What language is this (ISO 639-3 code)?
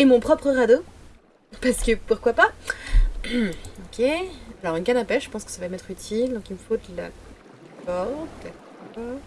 fra